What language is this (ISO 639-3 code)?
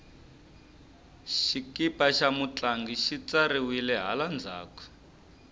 tso